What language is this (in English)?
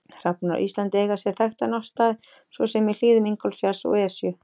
Icelandic